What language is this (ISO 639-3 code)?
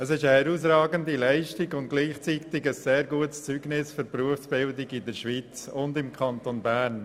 gsw